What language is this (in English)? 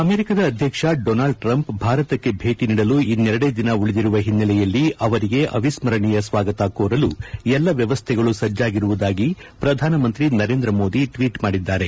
Kannada